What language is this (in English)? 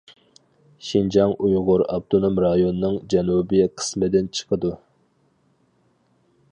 Uyghur